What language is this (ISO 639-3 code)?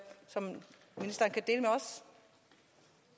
dan